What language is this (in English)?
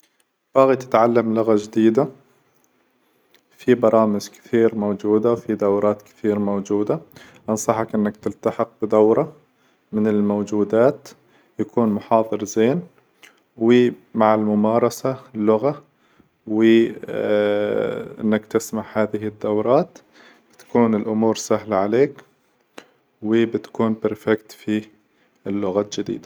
Hijazi Arabic